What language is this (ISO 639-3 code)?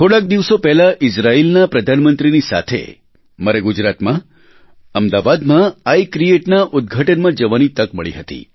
guj